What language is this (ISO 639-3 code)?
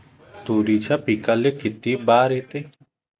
mar